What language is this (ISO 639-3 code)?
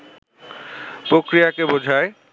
ben